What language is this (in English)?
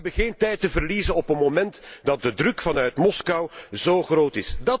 Dutch